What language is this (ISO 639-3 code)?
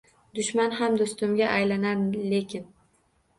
uzb